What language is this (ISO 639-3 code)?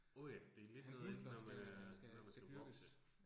dan